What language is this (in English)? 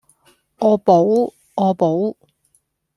Cantonese